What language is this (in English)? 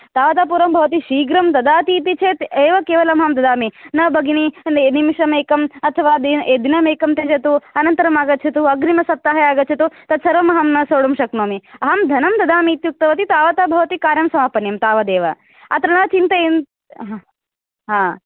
Sanskrit